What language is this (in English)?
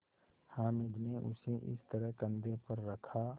Hindi